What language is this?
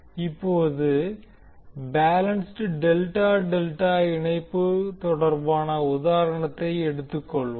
Tamil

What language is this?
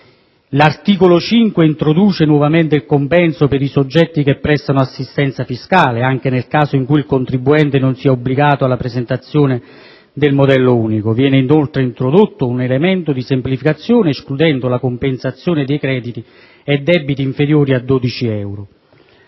Italian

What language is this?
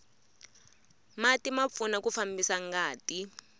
Tsonga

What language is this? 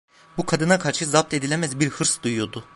Turkish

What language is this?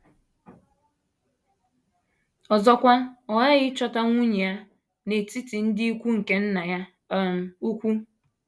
Igbo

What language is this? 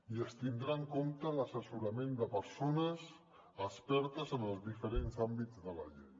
Catalan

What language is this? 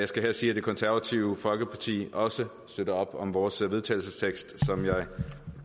Danish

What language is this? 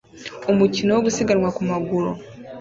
Kinyarwanda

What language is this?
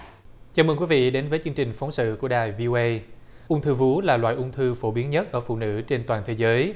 Vietnamese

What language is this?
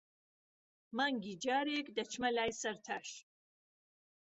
Central Kurdish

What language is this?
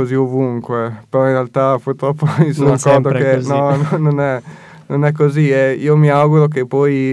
Italian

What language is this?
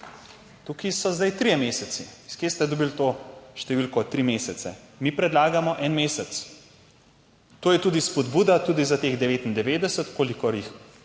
Slovenian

